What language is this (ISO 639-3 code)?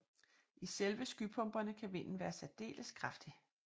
dan